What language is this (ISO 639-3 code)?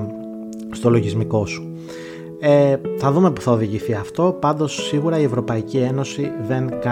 ell